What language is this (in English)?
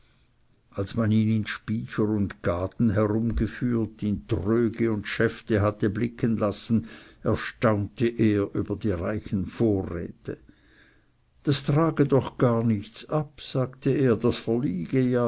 German